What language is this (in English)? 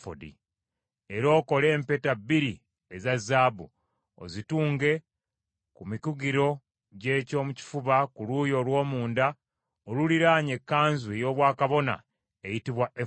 Ganda